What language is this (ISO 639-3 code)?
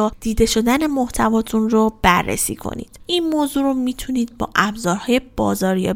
fas